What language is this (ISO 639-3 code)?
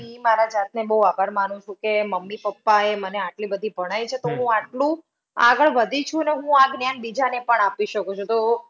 guj